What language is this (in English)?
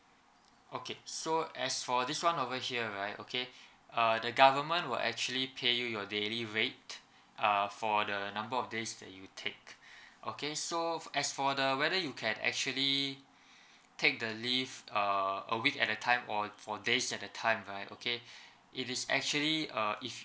English